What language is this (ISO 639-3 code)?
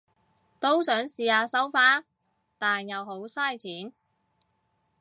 yue